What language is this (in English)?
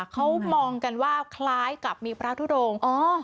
Thai